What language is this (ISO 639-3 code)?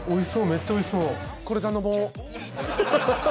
jpn